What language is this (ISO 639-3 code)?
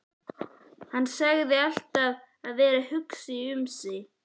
isl